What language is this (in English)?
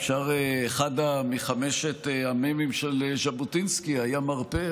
Hebrew